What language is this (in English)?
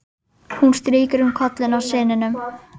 Icelandic